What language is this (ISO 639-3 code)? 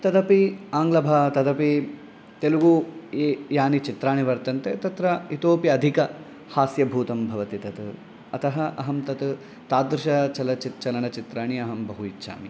san